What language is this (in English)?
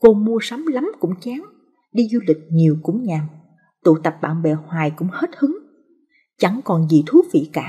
Vietnamese